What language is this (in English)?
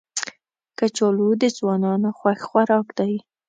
Pashto